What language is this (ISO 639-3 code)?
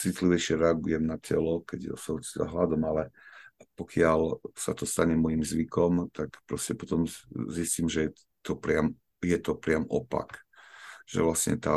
slk